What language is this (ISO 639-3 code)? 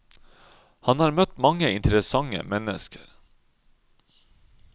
nor